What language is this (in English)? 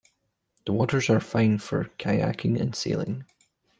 English